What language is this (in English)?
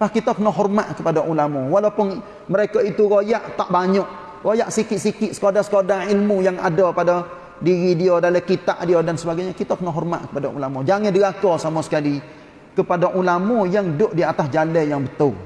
Malay